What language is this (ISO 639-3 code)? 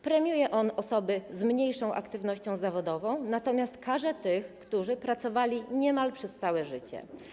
pol